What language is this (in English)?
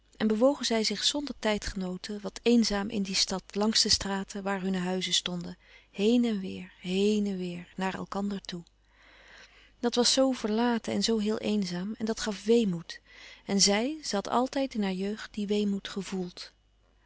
Dutch